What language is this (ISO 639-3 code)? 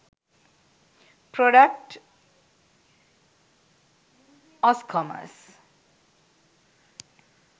sin